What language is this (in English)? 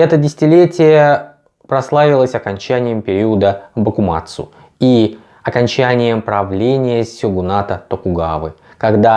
Russian